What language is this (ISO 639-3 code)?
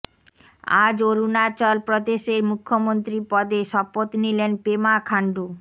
ben